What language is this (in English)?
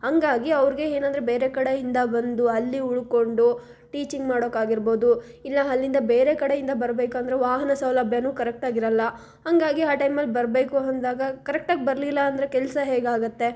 Kannada